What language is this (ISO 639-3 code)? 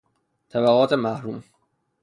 fas